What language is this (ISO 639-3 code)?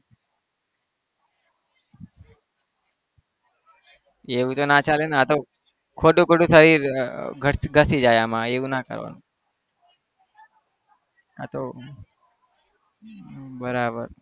guj